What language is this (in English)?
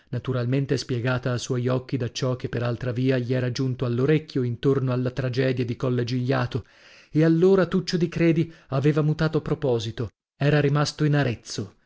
Italian